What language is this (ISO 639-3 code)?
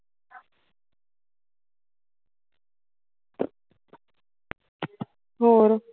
pan